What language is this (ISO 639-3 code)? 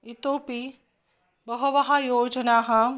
san